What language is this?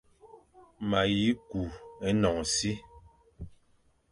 Fang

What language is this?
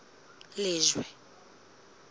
Southern Sotho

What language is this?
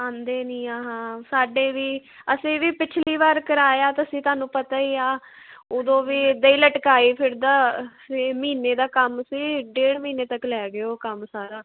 Punjabi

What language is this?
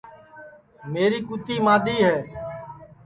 Sansi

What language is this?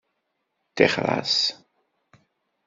Kabyle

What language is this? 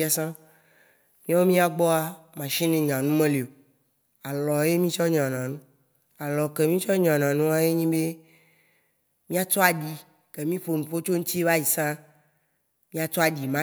Waci Gbe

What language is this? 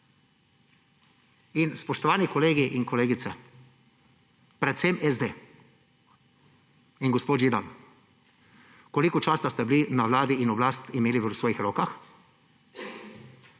Slovenian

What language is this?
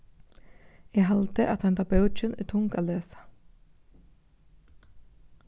Faroese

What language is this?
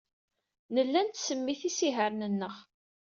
Kabyle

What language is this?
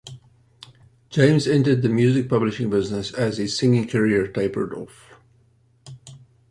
English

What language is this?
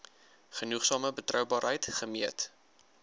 Afrikaans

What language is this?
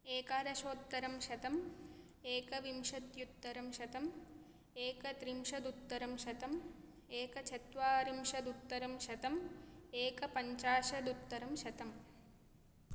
Sanskrit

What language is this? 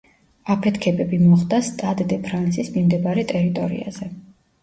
Georgian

